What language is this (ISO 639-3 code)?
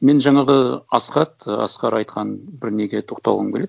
kaz